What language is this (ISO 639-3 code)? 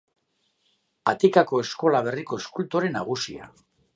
eus